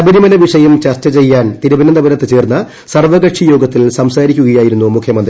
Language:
Malayalam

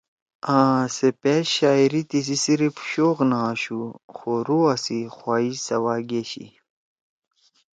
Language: Torwali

